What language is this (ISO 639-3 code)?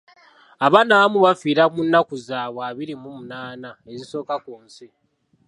lug